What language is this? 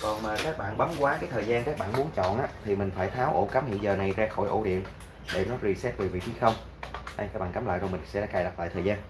Vietnamese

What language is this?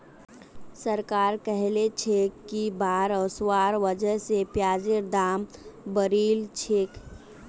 Magahi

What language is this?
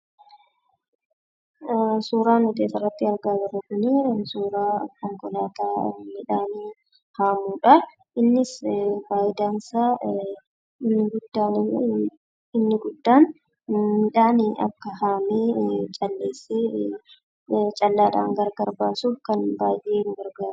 Oromo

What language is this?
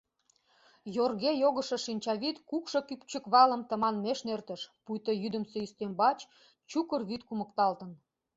Mari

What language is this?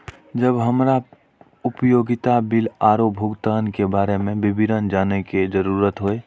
Maithili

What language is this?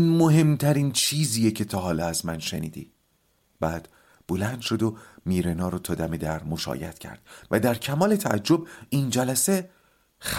Persian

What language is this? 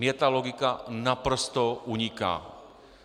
Czech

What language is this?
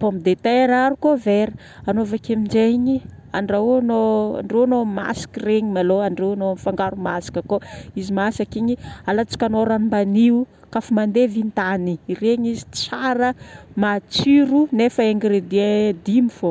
Northern Betsimisaraka Malagasy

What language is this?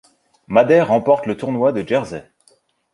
French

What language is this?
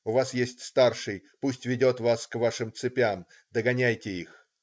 Russian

